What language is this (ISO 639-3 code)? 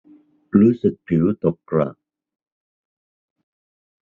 tha